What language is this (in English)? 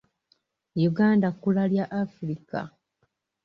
Ganda